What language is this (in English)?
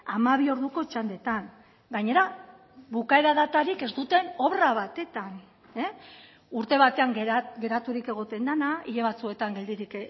Basque